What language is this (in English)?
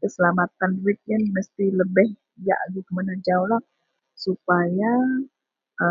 Central Melanau